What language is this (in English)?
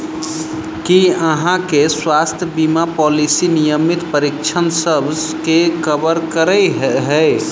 Maithili